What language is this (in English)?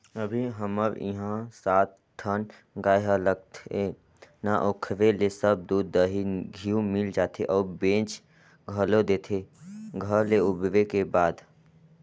Chhattisgarhi